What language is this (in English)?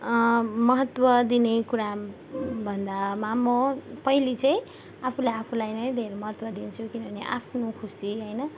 Nepali